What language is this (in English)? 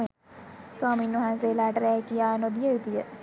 Sinhala